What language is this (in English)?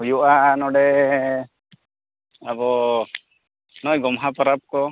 Santali